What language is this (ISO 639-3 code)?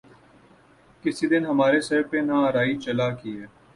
urd